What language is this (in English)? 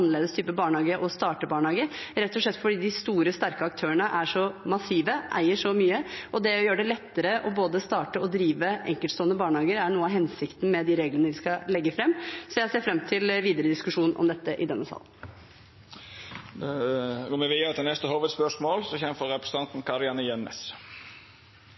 Norwegian